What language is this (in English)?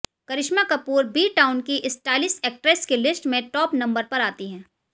Hindi